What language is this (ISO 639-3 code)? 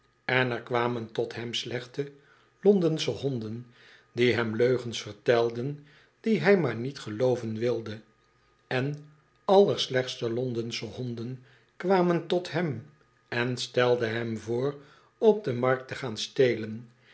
nld